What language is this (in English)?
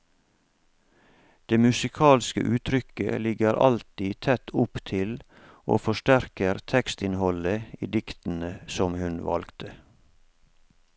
Norwegian